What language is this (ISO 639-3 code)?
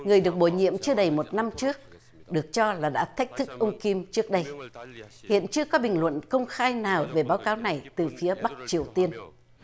vie